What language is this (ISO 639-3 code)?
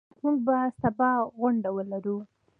pus